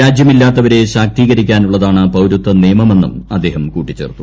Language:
Malayalam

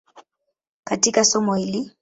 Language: Swahili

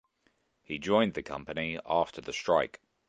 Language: English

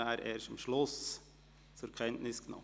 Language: Swiss German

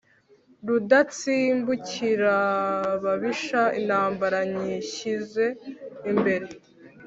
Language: Kinyarwanda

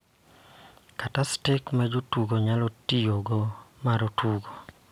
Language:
Luo (Kenya and Tanzania)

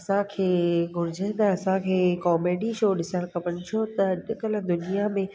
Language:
Sindhi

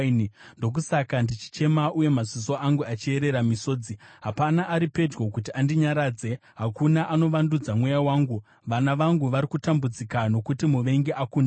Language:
Shona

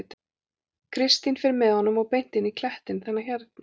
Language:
Icelandic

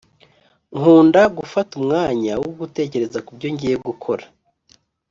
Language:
Kinyarwanda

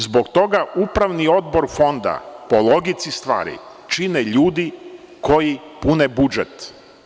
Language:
Serbian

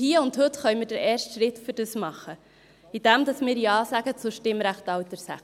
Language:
Swiss German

